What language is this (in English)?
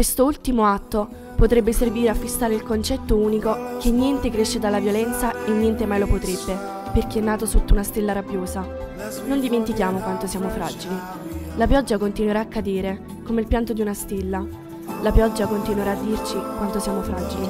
Italian